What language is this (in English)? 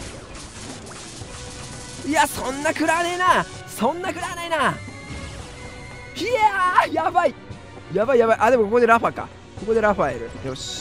Japanese